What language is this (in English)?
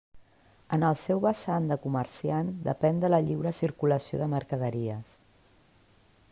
Catalan